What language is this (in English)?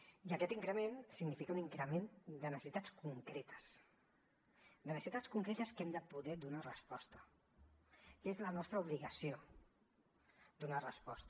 Catalan